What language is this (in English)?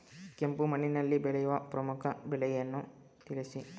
Kannada